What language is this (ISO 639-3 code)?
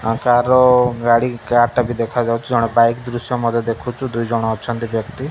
ori